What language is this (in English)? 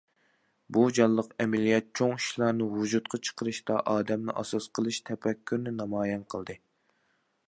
Uyghur